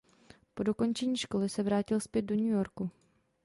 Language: Czech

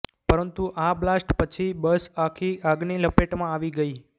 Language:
Gujarati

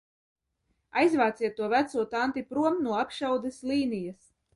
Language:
Latvian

